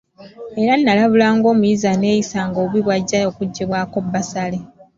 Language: Ganda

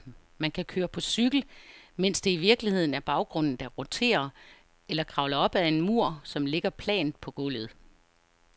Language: Danish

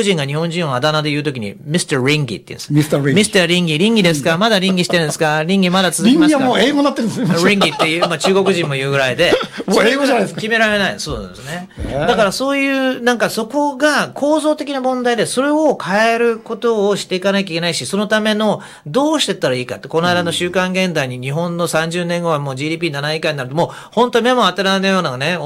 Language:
Japanese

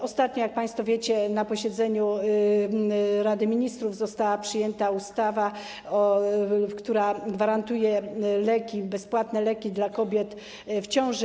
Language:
Polish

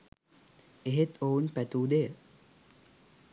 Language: Sinhala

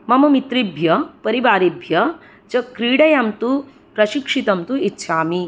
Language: Sanskrit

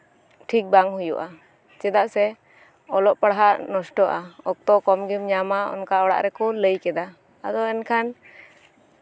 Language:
Santali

